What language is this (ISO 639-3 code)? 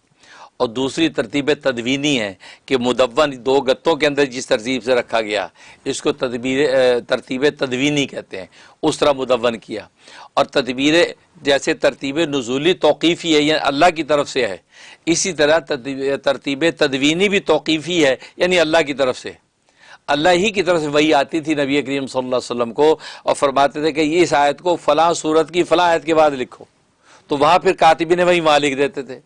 urd